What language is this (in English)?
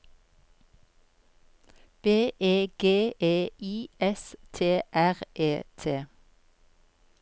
Norwegian